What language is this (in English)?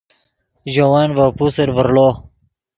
Yidgha